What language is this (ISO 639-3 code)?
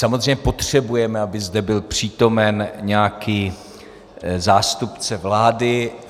ces